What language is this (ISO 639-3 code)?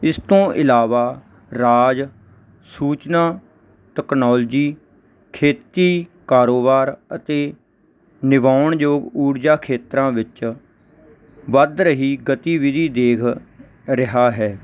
pan